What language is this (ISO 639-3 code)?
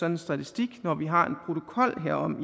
dan